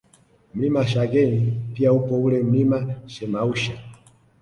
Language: Swahili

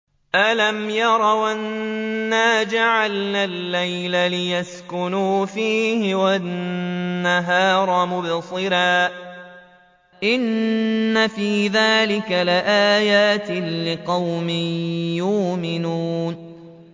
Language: Arabic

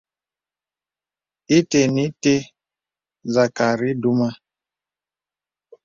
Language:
Bebele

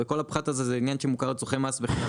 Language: Hebrew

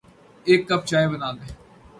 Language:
Urdu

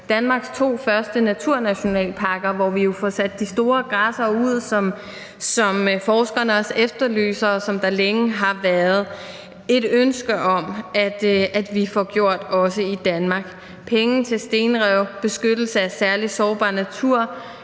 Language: Danish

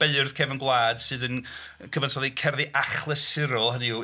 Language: Welsh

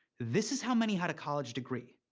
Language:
English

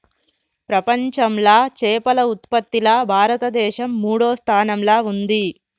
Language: Telugu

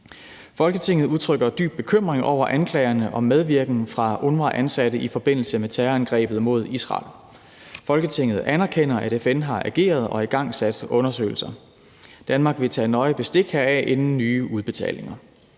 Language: Danish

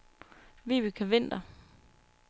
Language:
Danish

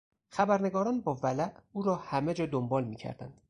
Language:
Persian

